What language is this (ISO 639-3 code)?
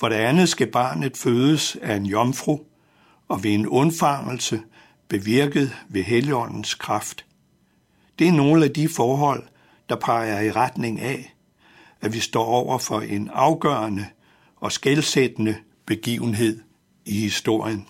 dan